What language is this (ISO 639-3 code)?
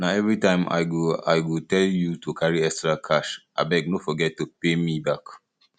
pcm